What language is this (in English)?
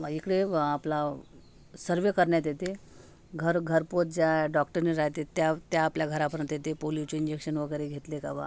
Marathi